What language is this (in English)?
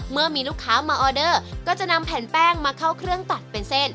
Thai